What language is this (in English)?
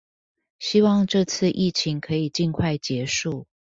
Chinese